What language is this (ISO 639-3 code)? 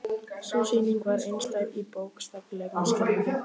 isl